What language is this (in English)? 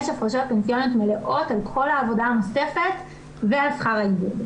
Hebrew